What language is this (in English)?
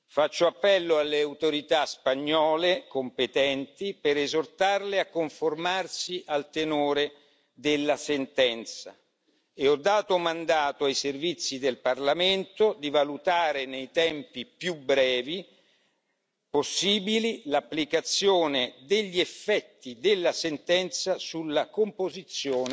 Italian